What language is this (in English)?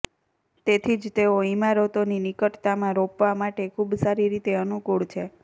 Gujarati